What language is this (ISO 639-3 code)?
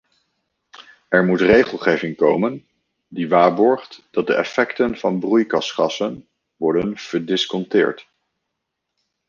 nld